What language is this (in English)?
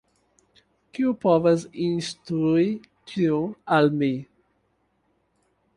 Esperanto